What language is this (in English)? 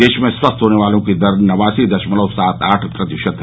Hindi